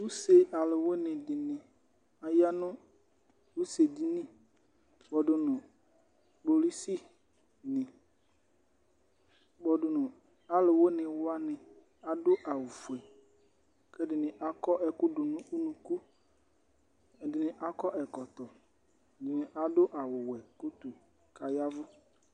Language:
Ikposo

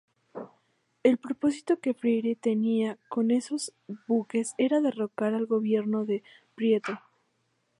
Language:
Spanish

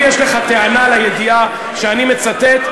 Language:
Hebrew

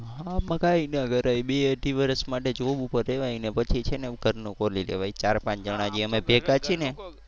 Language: Gujarati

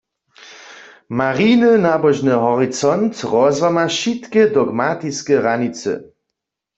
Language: Upper Sorbian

